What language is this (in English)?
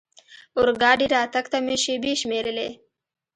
Pashto